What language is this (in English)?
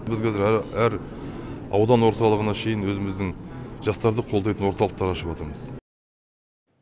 Kazakh